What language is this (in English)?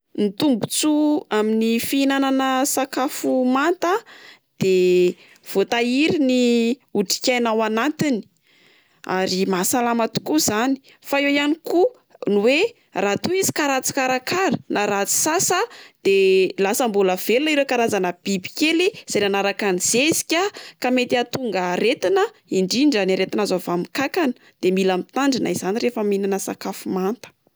Malagasy